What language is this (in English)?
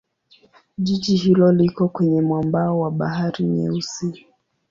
Swahili